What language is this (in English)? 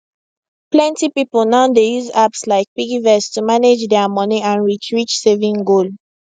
Nigerian Pidgin